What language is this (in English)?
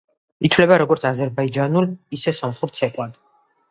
Georgian